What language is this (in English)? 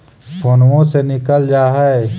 Magahi